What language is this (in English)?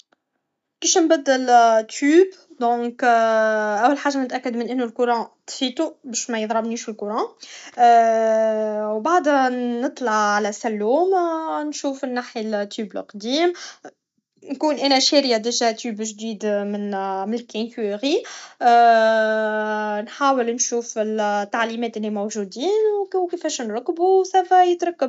Tunisian Arabic